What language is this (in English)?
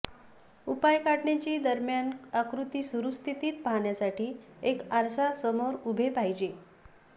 Marathi